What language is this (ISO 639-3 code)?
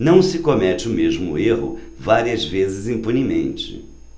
por